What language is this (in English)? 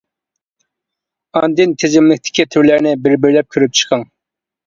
Uyghur